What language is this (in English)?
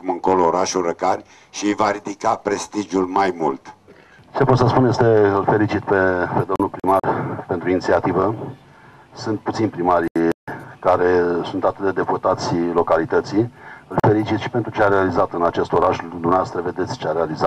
Romanian